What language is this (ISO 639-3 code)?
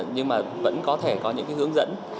vie